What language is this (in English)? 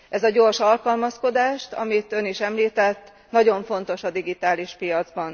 Hungarian